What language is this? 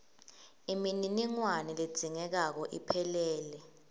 Swati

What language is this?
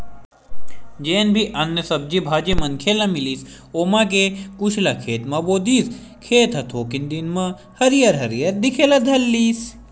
Chhattisgarhi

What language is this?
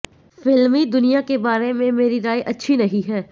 Hindi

